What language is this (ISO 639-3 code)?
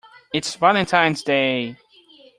eng